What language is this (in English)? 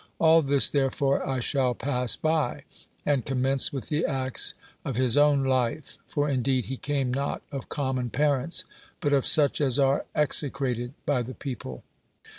English